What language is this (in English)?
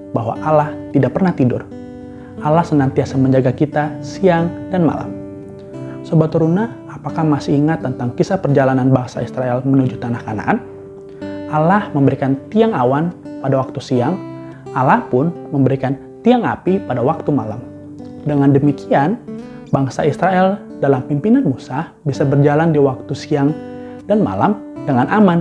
Indonesian